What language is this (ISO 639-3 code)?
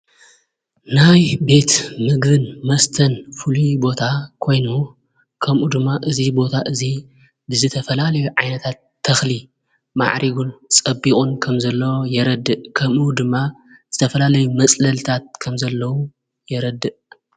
tir